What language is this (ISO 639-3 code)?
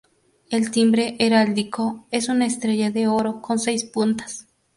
spa